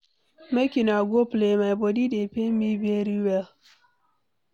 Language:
Nigerian Pidgin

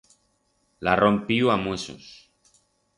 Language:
Aragonese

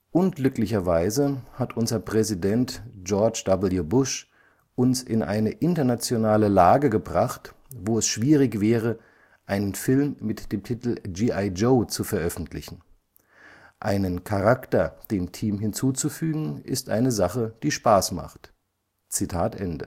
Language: German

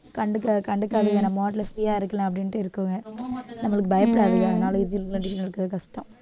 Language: Tamil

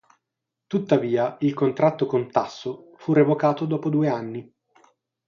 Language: Italian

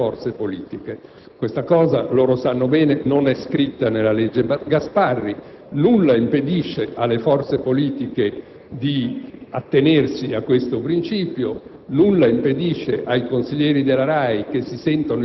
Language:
Italian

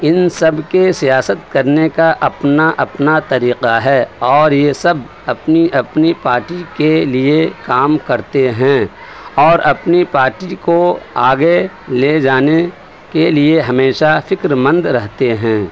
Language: Urdu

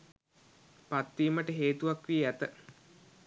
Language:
Sinhala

